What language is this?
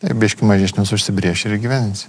Lithuanian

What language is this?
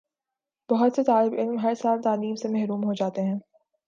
Urdu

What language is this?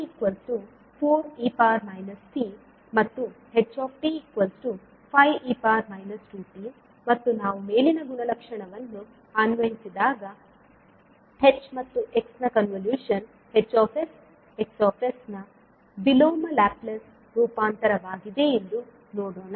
Kannada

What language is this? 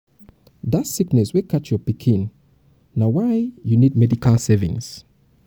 Nigerian Pidgin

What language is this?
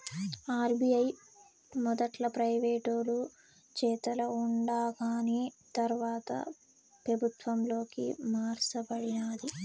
Telugu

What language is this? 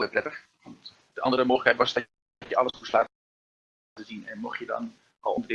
Dutch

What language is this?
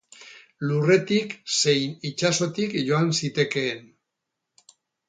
Basque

